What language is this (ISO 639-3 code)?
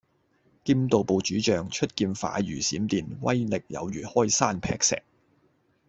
yue